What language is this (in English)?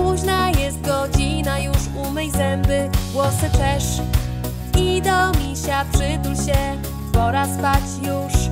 Polish